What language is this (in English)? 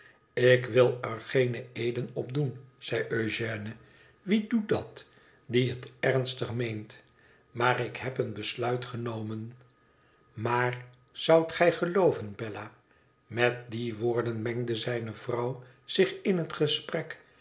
Dutch